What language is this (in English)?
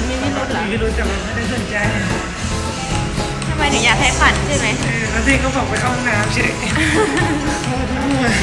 Thai